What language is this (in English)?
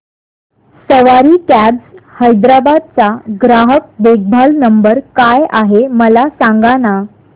Marathi